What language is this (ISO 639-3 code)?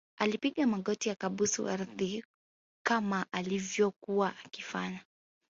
swa